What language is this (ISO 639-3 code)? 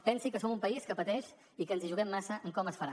cat